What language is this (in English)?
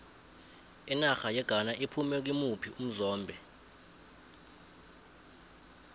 South Ndebele